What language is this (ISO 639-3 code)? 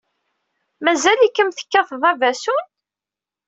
kab